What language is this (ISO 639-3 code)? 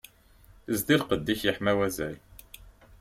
kab